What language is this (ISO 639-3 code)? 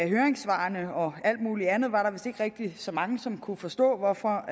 dan